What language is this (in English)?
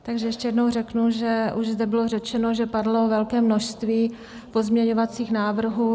Czech